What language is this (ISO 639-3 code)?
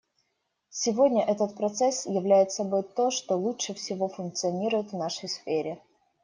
rus